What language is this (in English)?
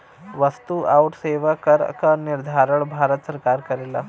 Bhojpuri